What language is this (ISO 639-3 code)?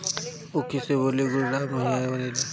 bho